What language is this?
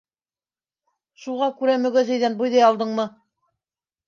Bashkir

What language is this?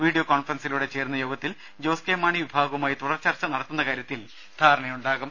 Malayalam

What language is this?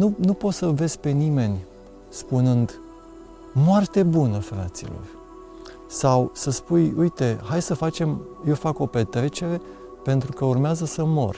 Romanian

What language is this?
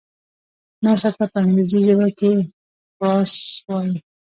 Pashto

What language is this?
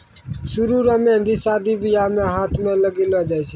Maithili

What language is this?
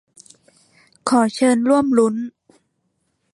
Thai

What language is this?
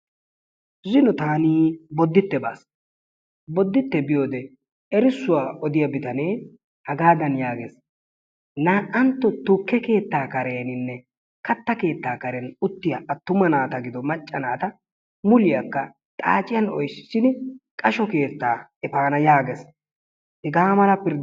Wolaytta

